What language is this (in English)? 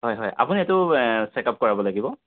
Assamese